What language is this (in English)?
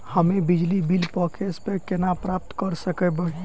Maithili